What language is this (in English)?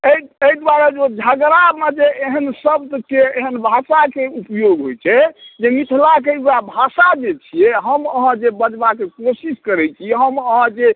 Maithili